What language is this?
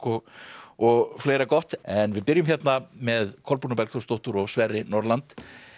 Icelandic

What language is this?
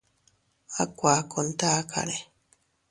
Teutila Cuicatec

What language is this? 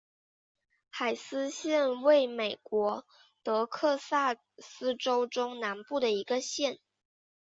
Chinese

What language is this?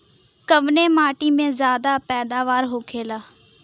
Bhojpuri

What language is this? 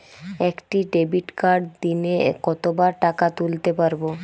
Bangla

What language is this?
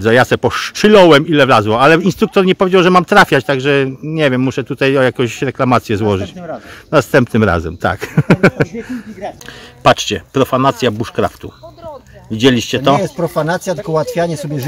Polish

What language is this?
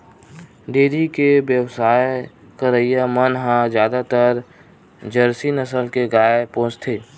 Chhattisgarhi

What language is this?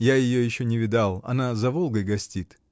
Russian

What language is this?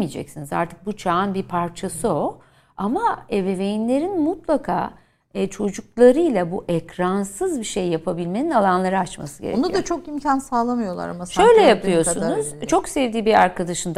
Turkish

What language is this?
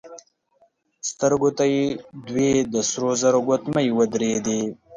Pashto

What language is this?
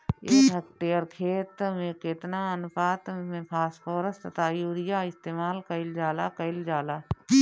Bhojpuri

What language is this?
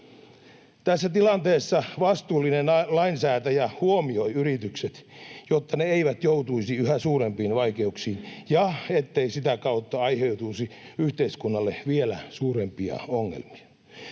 Finnish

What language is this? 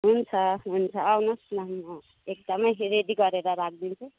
Nepali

